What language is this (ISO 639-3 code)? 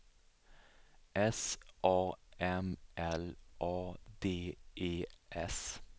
swe